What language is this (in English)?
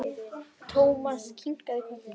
Icelandic